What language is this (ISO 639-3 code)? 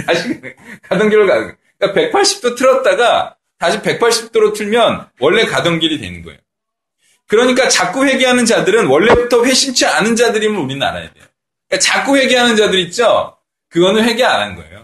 kor